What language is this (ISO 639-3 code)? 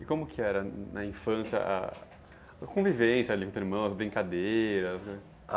por